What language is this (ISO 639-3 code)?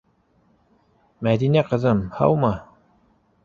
bak